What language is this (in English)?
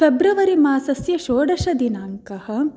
Sanskrit